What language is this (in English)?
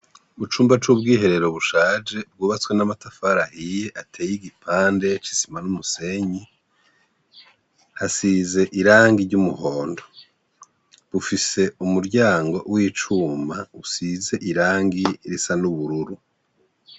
Rundi